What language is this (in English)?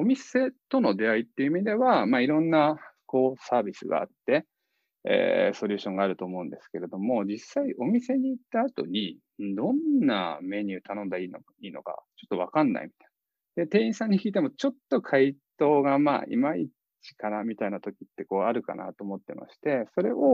Japanese